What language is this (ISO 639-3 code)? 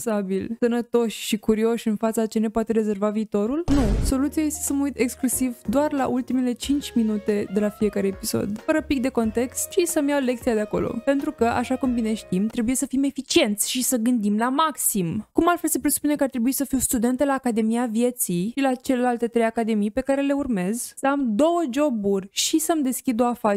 ron